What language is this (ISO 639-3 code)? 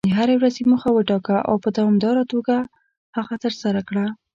pus